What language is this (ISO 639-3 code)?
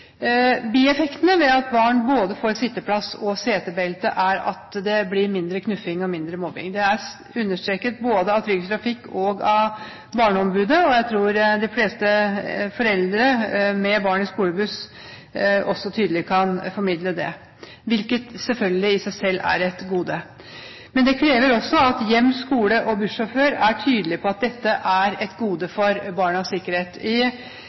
nob